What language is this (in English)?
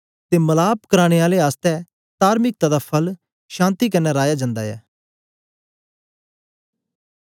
Dogri